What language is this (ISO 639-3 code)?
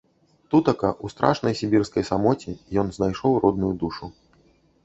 bel